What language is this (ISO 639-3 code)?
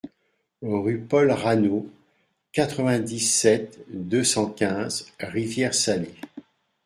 fra